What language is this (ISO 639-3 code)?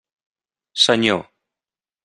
cat